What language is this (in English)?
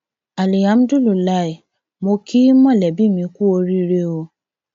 Yoruba